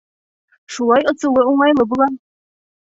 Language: Bashkir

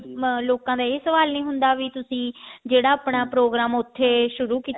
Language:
Punjabi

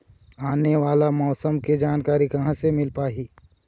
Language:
Chhattisgarhi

